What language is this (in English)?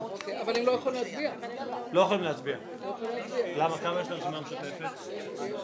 Hebrew